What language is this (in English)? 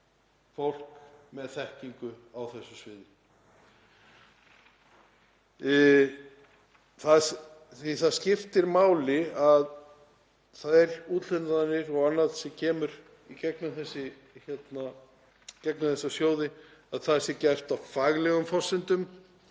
Icelandic